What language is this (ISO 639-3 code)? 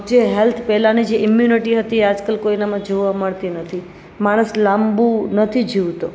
guj